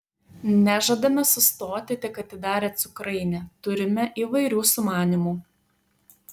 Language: Lithuanian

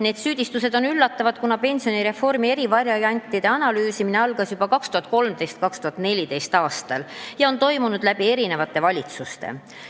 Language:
Estonian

